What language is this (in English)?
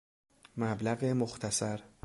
Persian